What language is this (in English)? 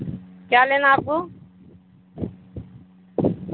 Urdu